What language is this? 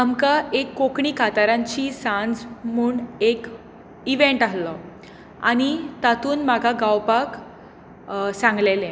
Konkani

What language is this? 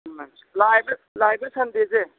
Manipuri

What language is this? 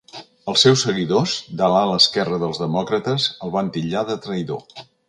Catalan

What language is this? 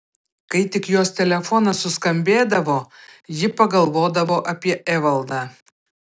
Lithuanian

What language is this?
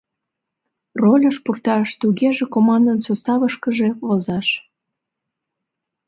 Mari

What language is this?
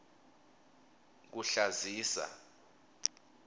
Swati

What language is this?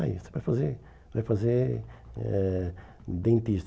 Portuguese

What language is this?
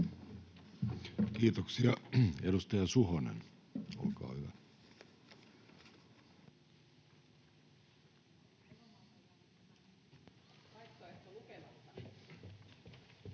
Finnish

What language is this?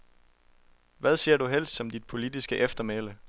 Danish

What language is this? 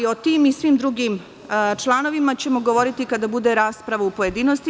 Serbian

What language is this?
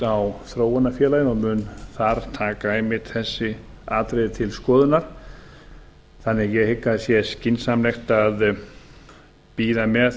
Icelandic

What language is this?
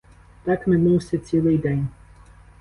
Ukrainian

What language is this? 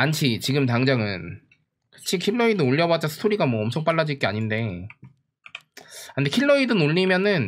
Korean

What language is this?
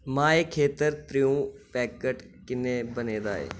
Dogri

